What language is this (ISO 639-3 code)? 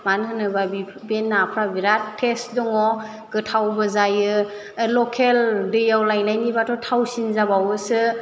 brx